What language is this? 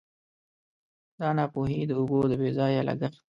Pashto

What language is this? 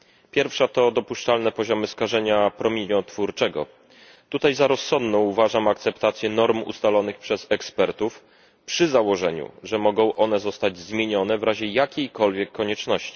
Polish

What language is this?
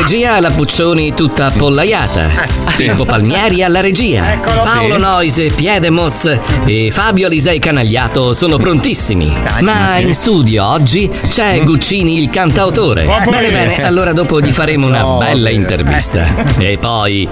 Italian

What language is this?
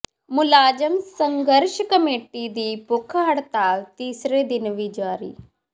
Punjabi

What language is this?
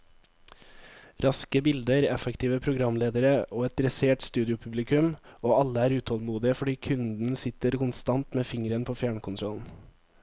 Norwegian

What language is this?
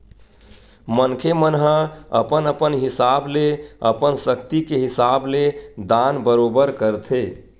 Chhattisgarhi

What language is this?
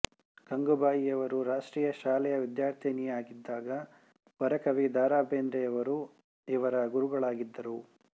Kannada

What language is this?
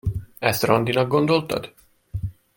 Hungarian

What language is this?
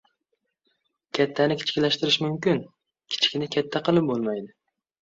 Uzbek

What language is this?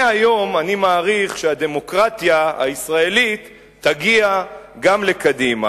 Hebrew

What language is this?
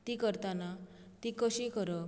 Konkani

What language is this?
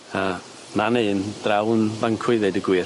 Welsh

